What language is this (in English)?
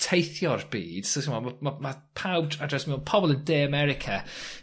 Welsh